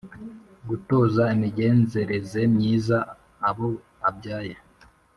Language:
Kinyarwanda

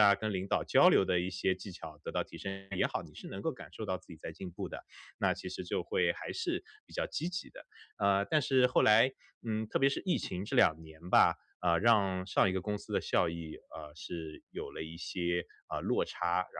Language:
Chinese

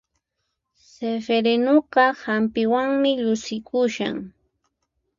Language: Puno Quechua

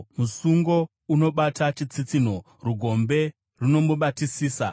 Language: Shona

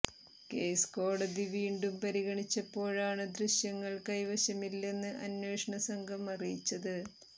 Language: Malayalam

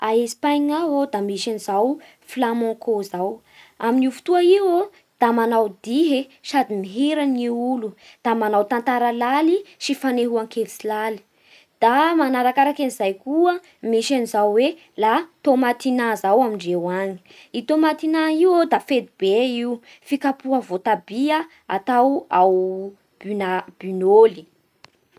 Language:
Bara Malagasy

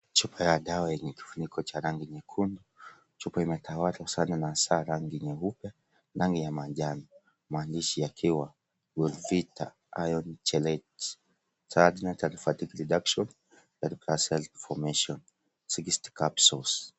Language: Swahili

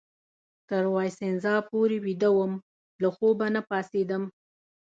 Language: Pashto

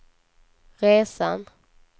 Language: Swedish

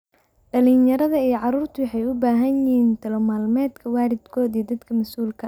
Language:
Somali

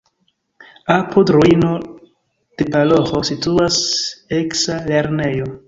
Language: Esperanto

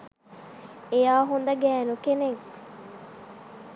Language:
Sinhala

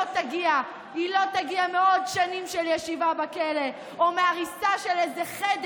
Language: Hebrew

